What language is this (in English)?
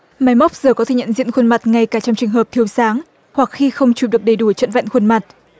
Vietnamese